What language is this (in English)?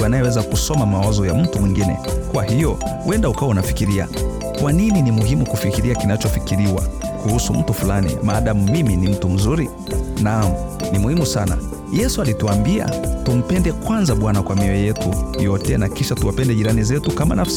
Swahili